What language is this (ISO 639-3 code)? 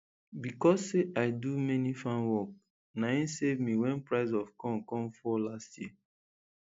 pcm